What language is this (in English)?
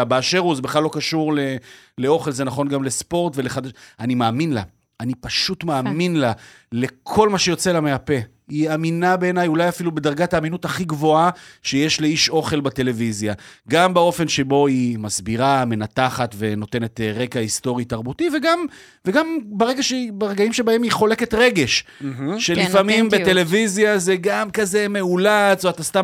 Hebrew